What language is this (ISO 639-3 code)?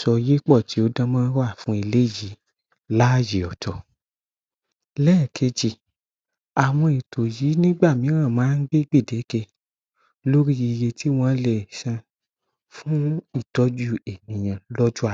yor